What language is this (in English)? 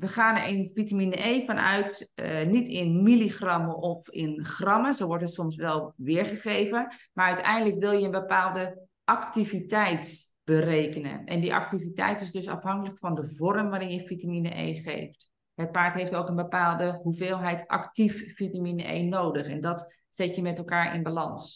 Dutch